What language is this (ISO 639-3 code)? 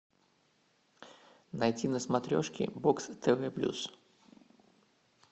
rus